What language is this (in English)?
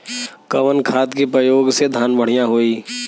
Bhojpuri